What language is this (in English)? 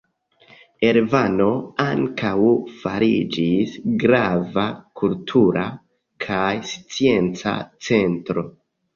Esperanto